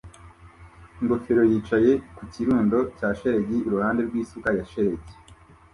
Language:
Kinyarwanda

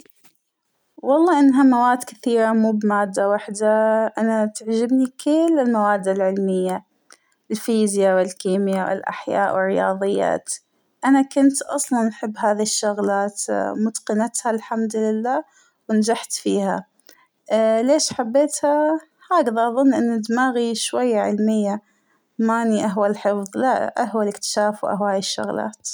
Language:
Hijazi Arabic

